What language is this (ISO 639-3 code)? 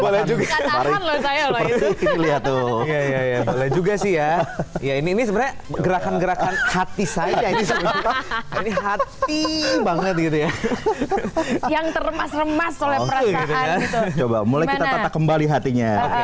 ind